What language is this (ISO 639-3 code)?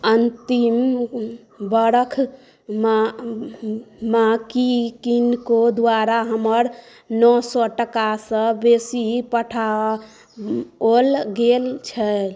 mai